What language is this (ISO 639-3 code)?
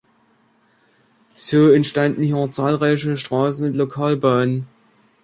deu